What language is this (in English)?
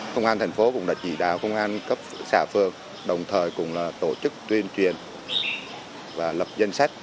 Vietnamese